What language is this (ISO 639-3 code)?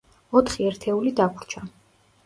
kat